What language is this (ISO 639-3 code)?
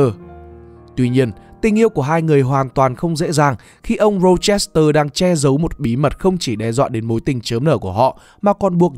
vie